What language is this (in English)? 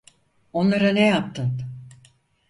Turkish